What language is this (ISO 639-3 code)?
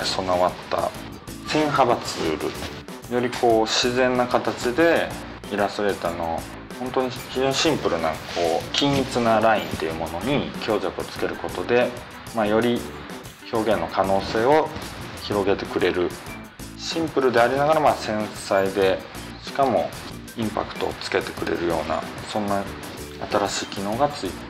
jpn